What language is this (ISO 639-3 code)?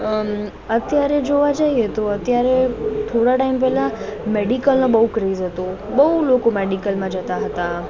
guj